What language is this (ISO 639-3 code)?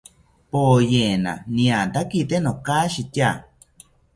cpy